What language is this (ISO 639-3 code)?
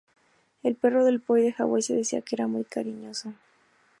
spa